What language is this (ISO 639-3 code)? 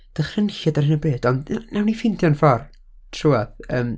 cym